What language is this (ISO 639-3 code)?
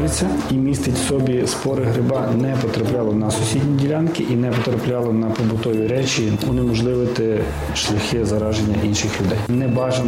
ukr